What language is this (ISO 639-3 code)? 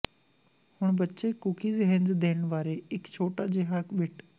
pan